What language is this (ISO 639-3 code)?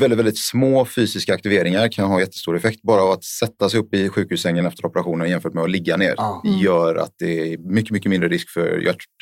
swe